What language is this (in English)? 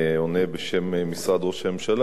Hebrew